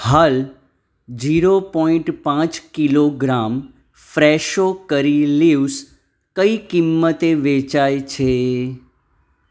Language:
Gujarati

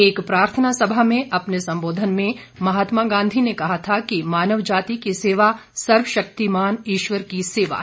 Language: Hindi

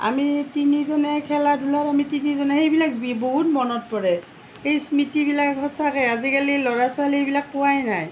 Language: Assamese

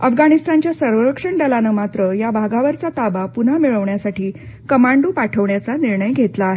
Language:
Marathi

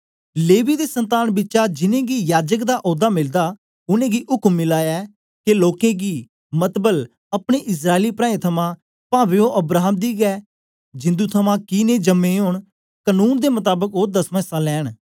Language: Dogri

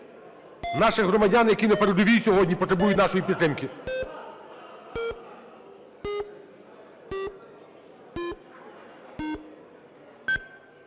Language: Ukrainian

